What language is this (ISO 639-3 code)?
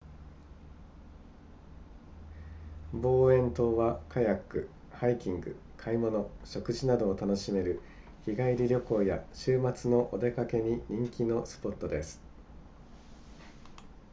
jpn